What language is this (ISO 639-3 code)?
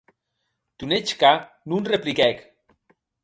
oci